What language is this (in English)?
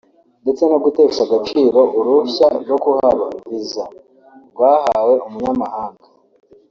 Kinyarwanda